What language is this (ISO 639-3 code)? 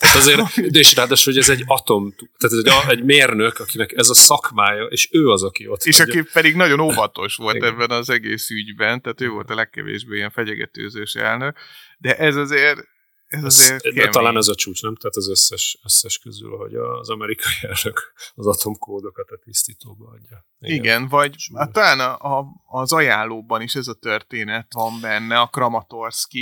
hun